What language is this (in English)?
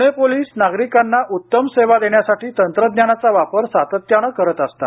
Marathi